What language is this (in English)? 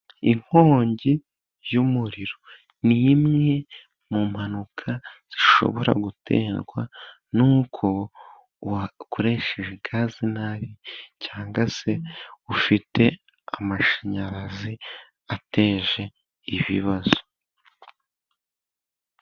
Kinyarwanda